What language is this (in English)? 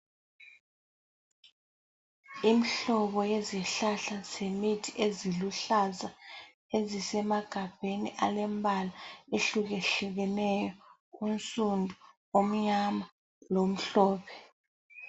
North Ndebele